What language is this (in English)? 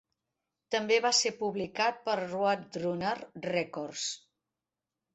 Catalan